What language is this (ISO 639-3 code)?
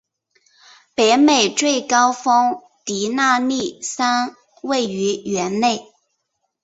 zho